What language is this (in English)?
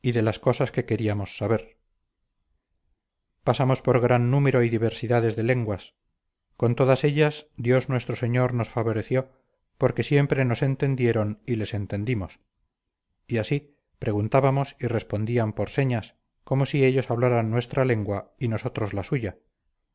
Spanish